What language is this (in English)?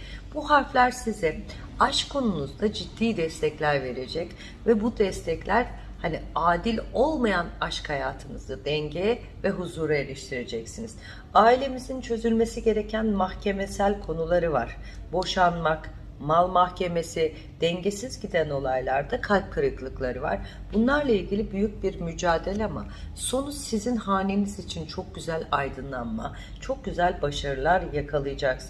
Turkish